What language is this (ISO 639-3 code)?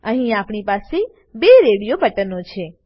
guj